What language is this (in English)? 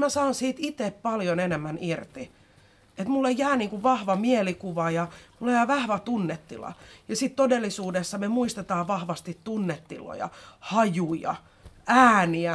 Finnish